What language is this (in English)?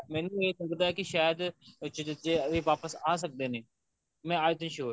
Punjabi